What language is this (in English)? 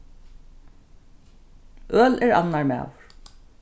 Faroese